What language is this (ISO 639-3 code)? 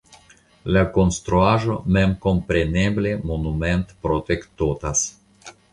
epo